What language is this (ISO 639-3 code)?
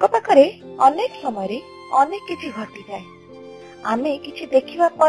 hin